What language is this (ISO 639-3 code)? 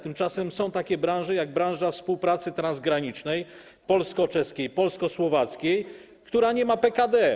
pol